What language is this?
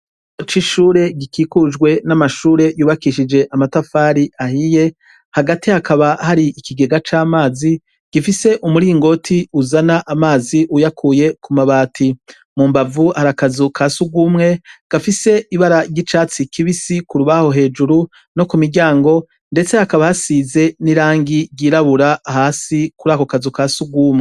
Rundi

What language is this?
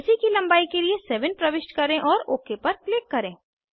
Hindi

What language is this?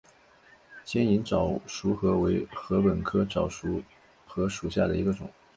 Chinese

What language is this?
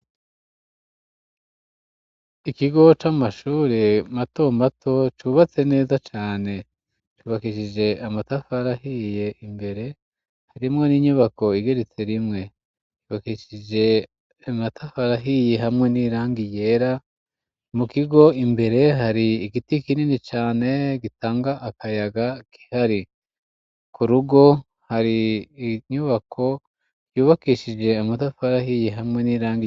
Rundi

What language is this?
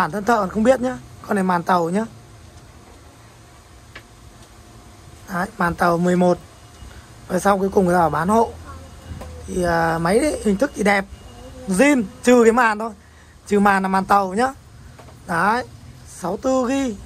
Vietnamese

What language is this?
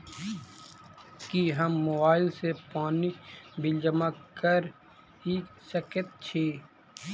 Maithili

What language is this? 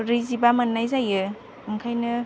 Bodo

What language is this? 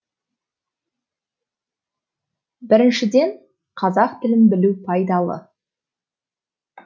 Kazakh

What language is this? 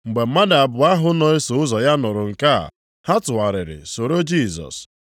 Igbo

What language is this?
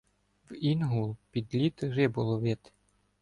Ukrainian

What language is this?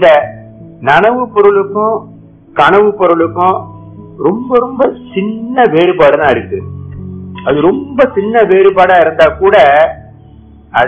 Hindi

